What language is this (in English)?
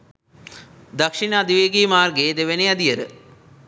Sinhala